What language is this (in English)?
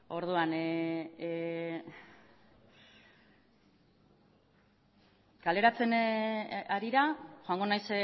Basque